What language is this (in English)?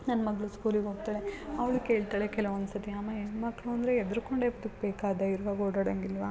Kannada